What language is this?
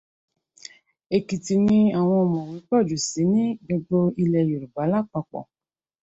Yoruba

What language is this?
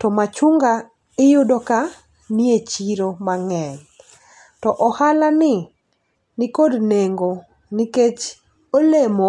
Luo (Kenya and Tanzania)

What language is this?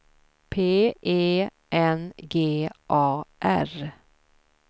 Swedish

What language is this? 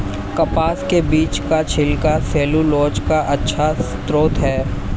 Hindi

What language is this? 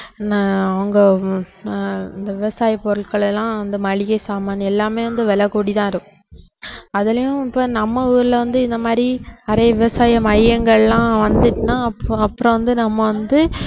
Tamil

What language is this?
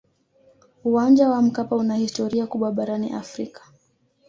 Swahili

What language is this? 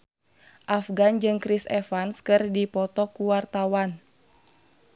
Sundanese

